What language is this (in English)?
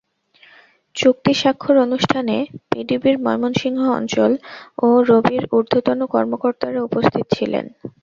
Bangla